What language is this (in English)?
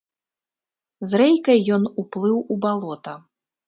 Belarusian